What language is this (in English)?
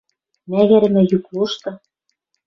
Western Mari